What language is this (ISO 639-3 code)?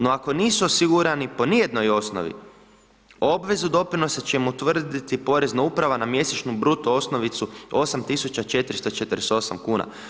hrv